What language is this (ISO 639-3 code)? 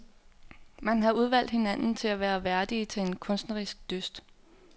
dan